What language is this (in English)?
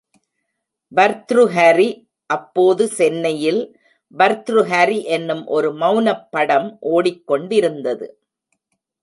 Tamil